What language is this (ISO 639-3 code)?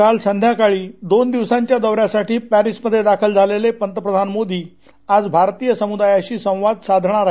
mar